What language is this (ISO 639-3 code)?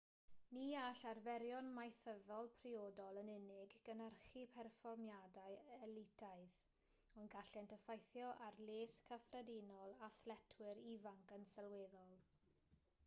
cym